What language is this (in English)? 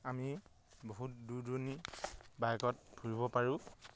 Assamese